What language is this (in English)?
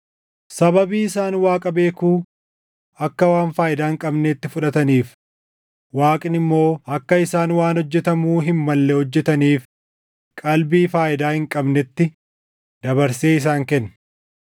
Oromo